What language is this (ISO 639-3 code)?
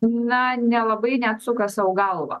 lit